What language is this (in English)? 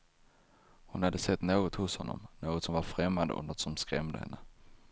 Swedish